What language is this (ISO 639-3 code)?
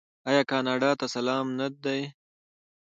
pus